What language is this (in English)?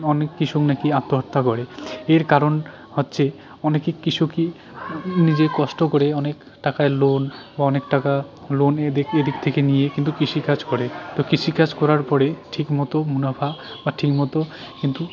Bangla